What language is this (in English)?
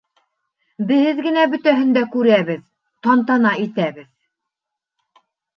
Bashkir